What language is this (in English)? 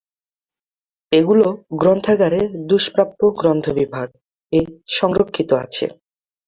Bangla